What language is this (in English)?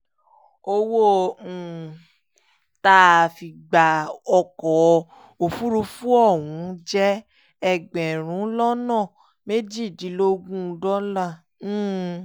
Yoruba